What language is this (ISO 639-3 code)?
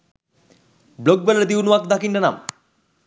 sin